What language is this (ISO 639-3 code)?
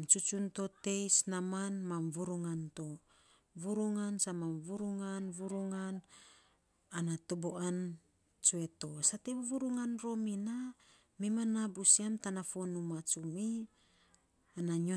sps